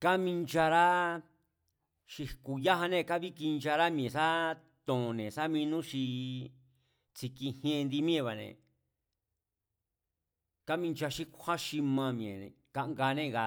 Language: Mazatlán Mazatec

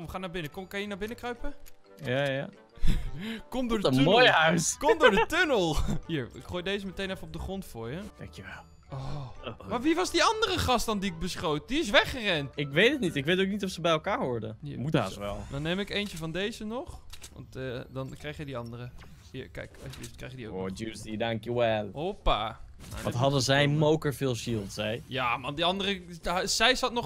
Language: Dutch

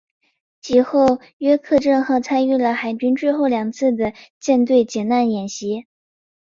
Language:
Chinese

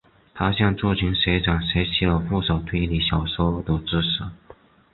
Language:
Chinese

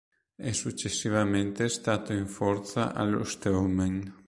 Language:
Italian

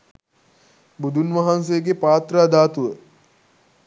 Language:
Sinhala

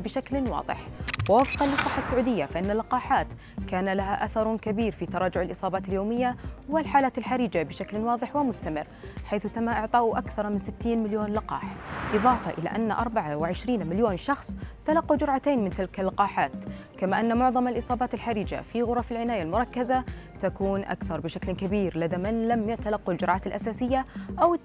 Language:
Arabic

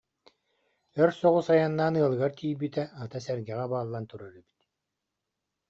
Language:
Yakut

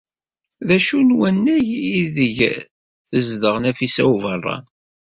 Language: Kabyle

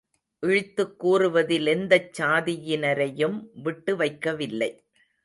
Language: Tamil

